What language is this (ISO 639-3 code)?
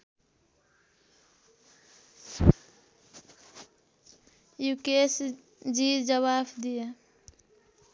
nep